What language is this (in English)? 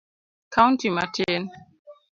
Luo (Kenya and Tanzania)